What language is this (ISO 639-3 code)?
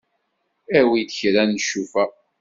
kab